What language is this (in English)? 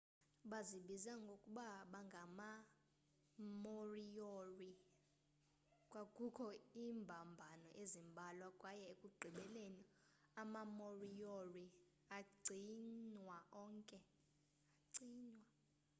Xhosa